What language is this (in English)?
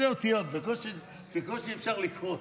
Hebrew